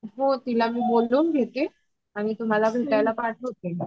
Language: Marathi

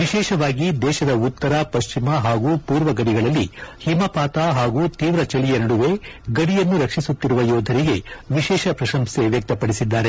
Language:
Kannada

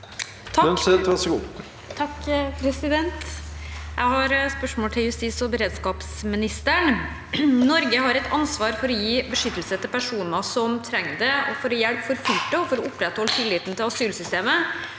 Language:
Norwegian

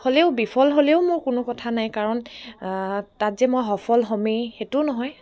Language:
Assamese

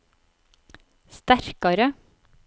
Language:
Norwegian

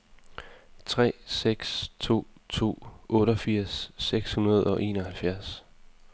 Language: Danish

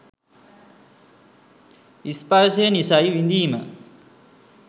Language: Sinhala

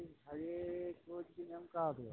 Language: Santali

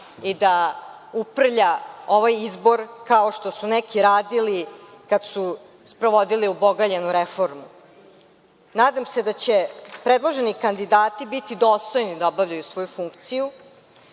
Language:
Serbian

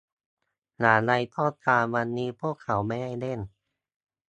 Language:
Thai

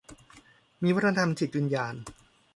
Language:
Thai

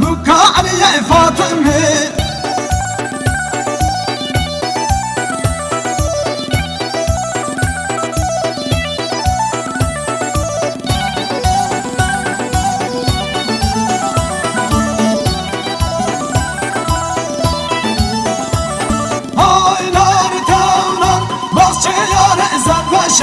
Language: Arabic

